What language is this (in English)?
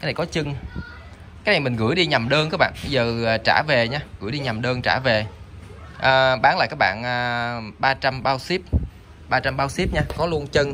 Vietnamese